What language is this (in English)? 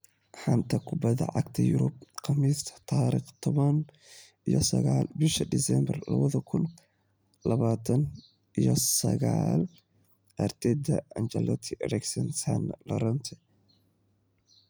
Somali